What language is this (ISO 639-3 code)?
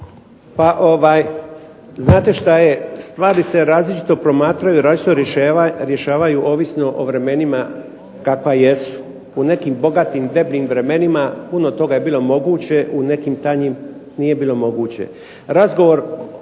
hrv